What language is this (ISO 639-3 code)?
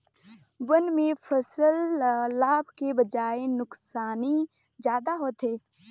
hne